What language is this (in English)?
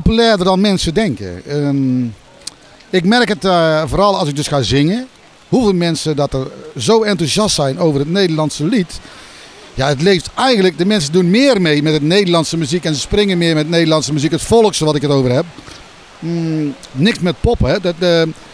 Dutch